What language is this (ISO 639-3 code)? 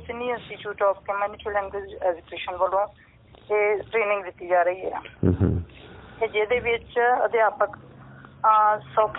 pan